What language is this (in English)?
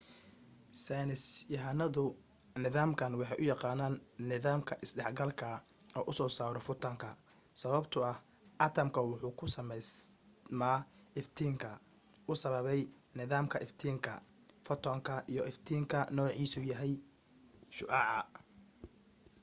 Somali